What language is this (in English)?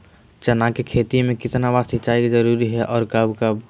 Magahi